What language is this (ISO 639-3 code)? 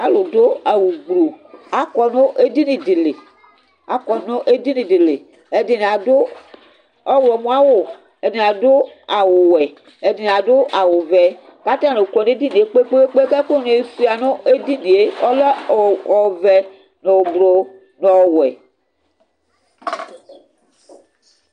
kpo